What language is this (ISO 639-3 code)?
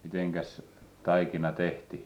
fin